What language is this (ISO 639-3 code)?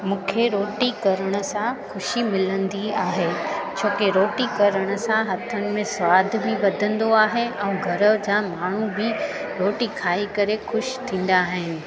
snd